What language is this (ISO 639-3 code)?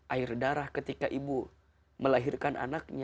ind